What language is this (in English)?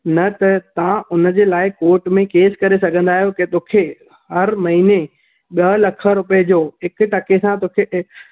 Sindhi